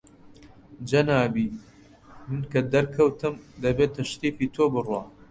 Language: Central Kurdish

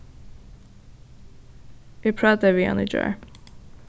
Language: Faroese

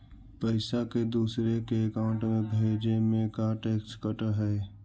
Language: Magahi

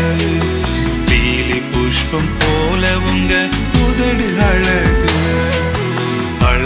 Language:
Urdu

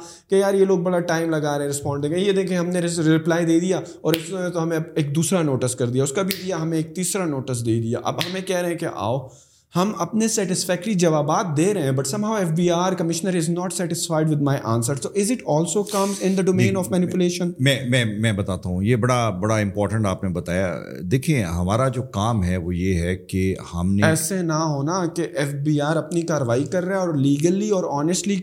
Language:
Urdu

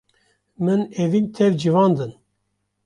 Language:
Kurdish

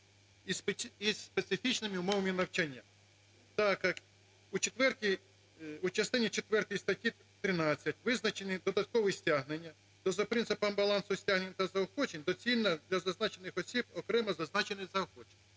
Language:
Ukrainian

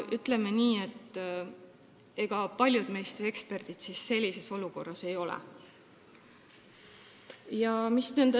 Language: Estonian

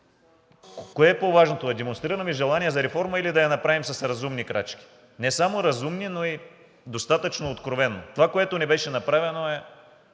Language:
Bulgarian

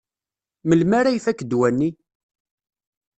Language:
Kabyle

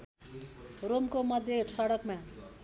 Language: Nepali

